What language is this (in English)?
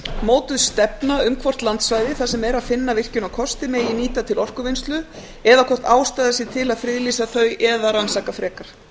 Icelandic